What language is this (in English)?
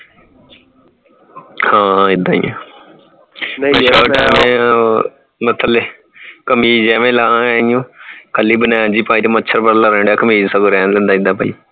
Punjabi